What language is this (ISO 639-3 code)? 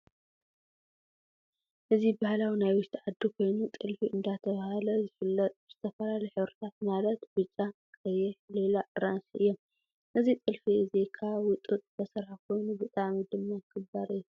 tir